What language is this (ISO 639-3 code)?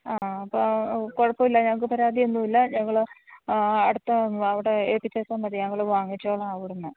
mal